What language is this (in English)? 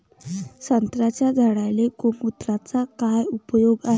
Marathi